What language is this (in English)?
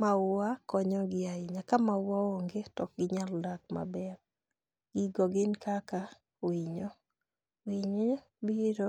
Luo (Kenya and Tanzania)